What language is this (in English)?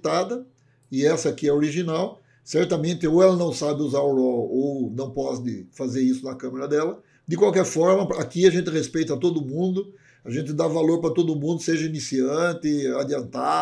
Portuguese